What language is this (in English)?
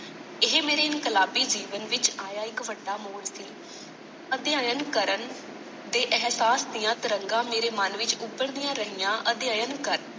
Punjabi